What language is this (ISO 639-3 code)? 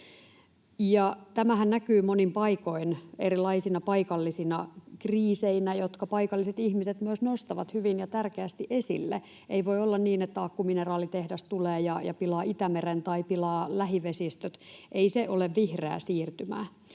fin